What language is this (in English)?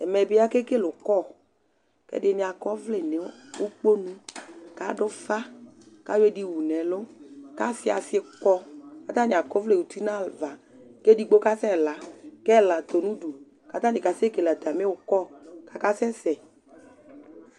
Ikposo